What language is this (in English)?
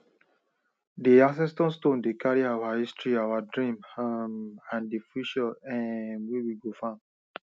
Nigerian Pidgin